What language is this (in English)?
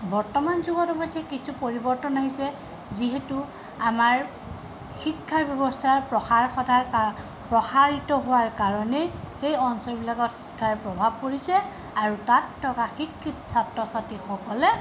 Assamese